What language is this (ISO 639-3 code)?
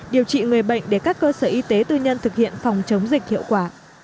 vie